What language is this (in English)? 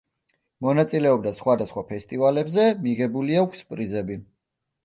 Georgian